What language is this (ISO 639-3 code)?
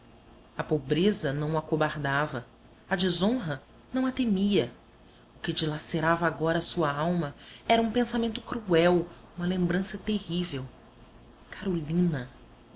por